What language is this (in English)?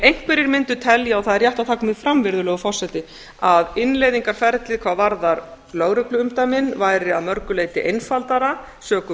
Icelandic